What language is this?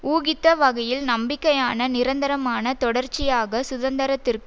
Tamil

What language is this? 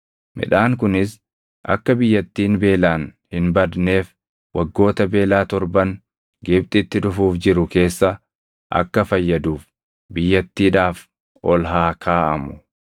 Oromo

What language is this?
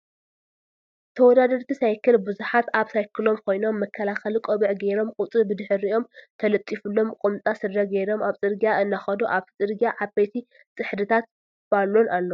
Tigrinya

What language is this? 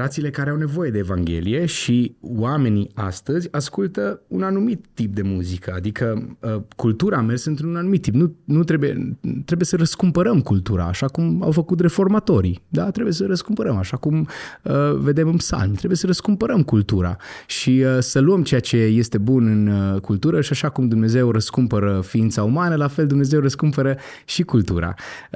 Romanian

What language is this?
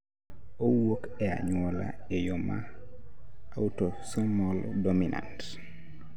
Luo (Kenya and Tanzania)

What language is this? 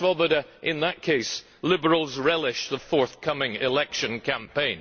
English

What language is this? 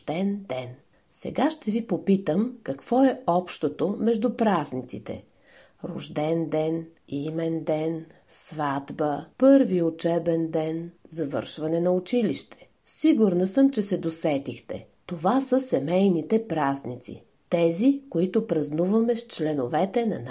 Bulgarian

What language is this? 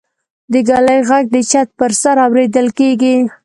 Pashto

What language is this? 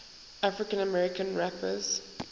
English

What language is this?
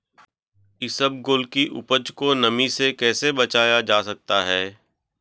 Hindi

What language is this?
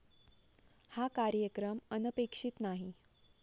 Marathi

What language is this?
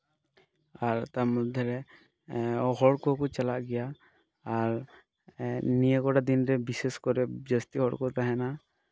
Santali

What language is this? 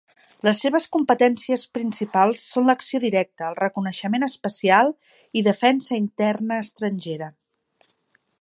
Catalan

